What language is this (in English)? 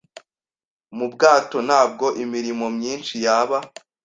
Kinyarwanda